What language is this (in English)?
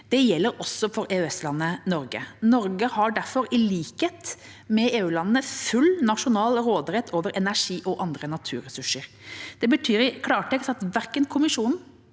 Norwegian